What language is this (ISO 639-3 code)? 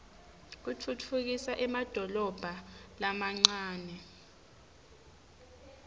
ssw